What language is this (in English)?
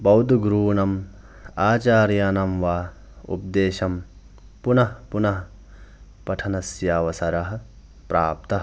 Sanskrit